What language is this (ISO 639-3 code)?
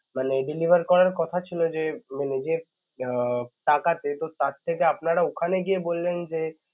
ben